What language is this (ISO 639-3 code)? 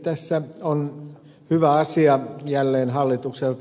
fin